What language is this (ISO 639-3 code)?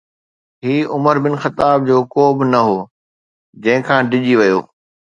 snd